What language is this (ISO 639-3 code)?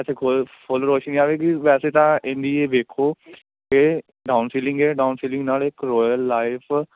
pan